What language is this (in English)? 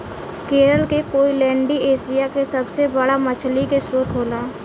Bhojpuri